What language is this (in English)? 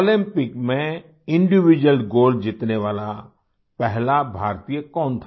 Hindi